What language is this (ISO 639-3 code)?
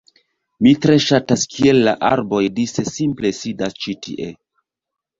epo